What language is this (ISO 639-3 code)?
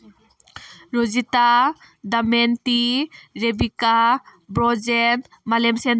mni